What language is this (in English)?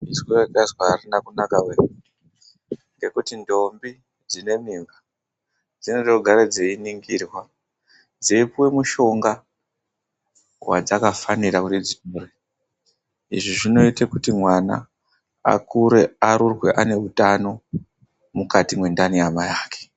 Ndau